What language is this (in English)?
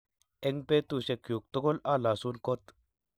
Kalenjin